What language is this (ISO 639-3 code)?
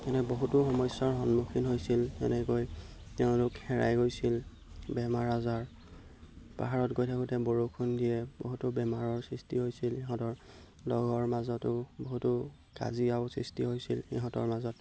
asm